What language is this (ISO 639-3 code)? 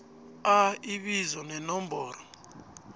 nbl